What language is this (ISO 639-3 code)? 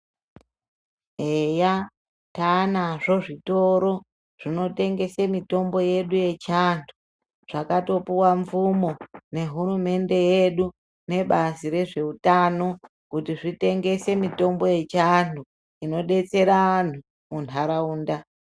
ndc